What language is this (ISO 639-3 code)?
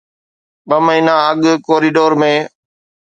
snd